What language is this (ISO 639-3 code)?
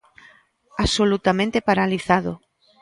glg